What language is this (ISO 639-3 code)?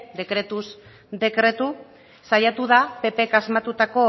eus